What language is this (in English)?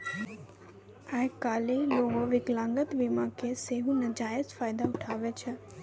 Maithili